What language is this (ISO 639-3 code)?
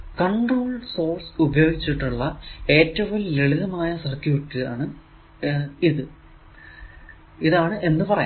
mal